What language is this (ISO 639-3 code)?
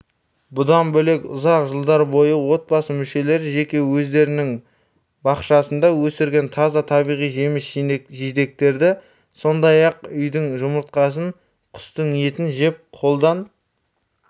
kaz